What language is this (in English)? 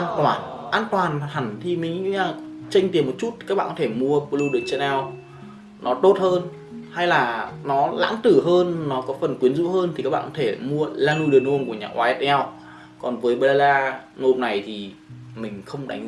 Vietnamese